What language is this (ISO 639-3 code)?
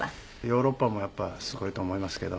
jpn